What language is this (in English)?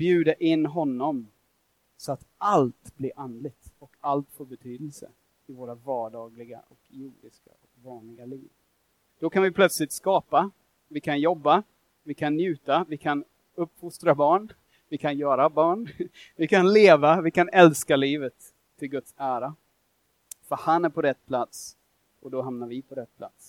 Swedish